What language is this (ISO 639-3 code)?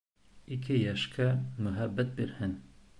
bak